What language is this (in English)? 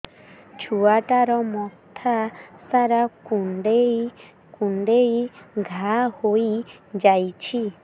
Odia